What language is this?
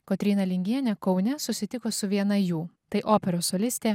Lithuanian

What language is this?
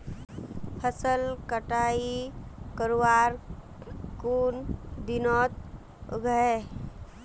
Magahi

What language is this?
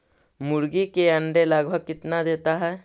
Magahi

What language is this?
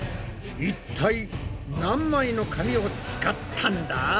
Japanese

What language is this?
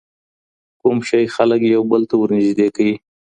Pashto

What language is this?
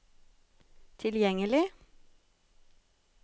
Norwegian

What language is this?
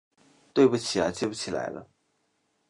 Chinese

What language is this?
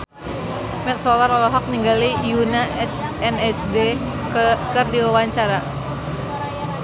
Sundanese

